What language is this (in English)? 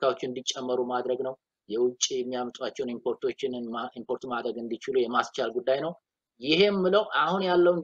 Arabic